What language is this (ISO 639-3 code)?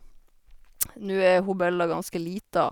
nor